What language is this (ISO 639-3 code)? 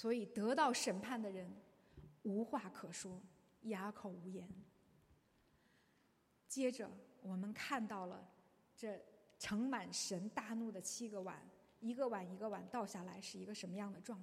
zho